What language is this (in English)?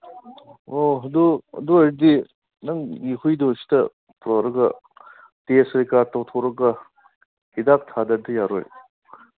Manipuri